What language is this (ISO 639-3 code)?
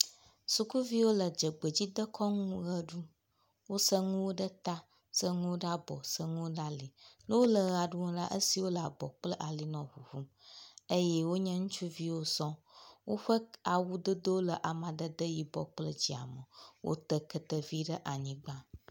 ewe